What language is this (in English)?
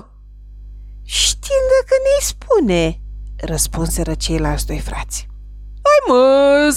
Romanian